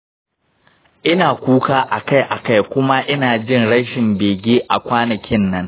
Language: Hausa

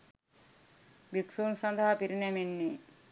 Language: Sinhala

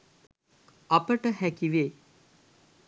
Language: Sinhala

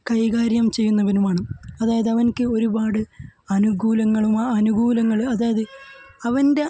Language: Malayalam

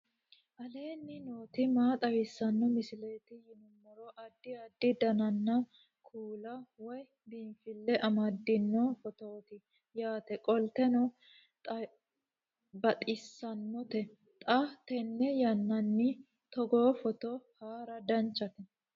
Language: Sidamo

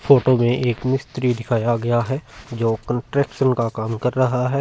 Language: Hindi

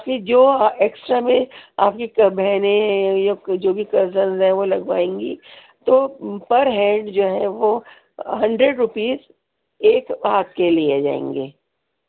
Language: Urdu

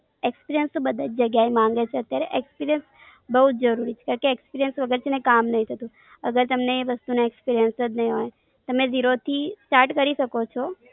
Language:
Gujarati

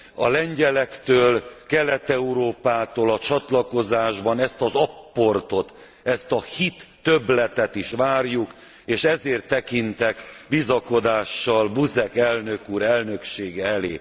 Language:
Hungarian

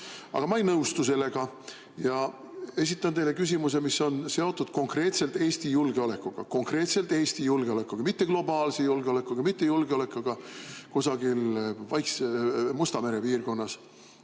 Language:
Estonian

